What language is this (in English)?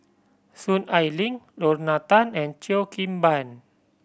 English